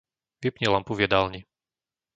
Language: Slovak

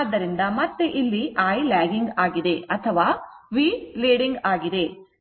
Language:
Kannada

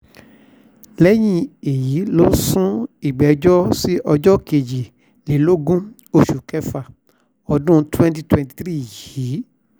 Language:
Yoruba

